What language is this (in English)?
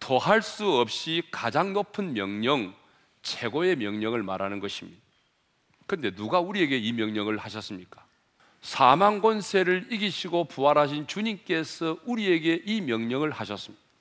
Korean